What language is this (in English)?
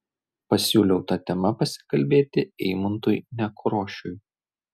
Lithuanian